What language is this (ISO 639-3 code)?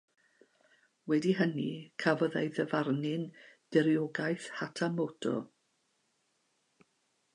cym